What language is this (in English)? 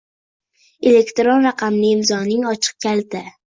Uzbek